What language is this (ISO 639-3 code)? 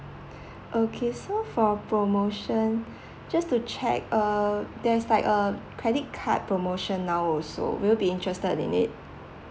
eng